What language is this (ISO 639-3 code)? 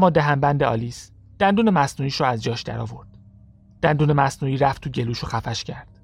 fas